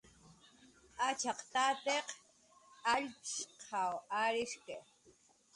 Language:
Jaqaru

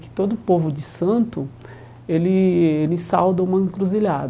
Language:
Portuguese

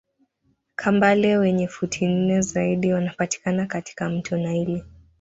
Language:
Swahili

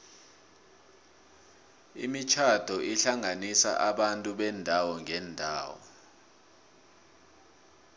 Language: South Ndebele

